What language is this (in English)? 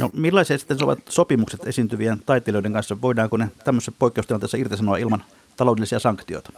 Finnish